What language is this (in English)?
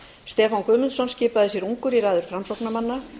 Icelandic